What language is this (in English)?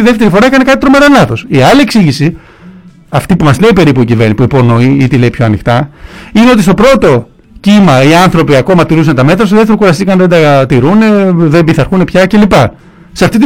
Greek